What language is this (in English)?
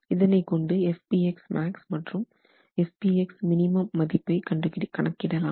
Tamil